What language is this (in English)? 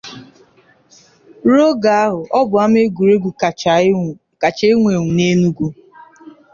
Igbo